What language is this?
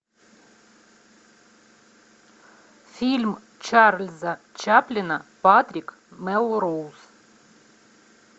Russian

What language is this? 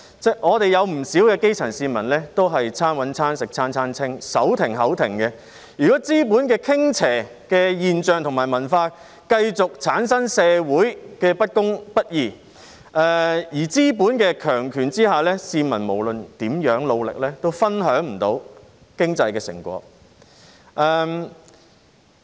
Cantonese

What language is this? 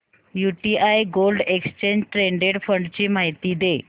Marathi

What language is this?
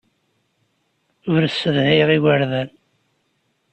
Kabyle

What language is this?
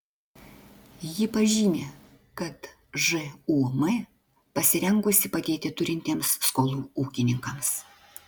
Lithuanian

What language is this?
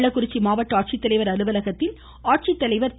Tamil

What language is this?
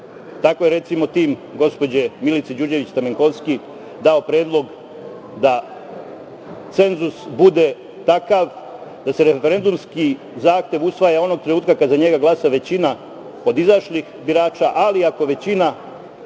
Serbian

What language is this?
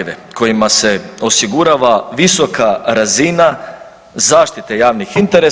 Croatian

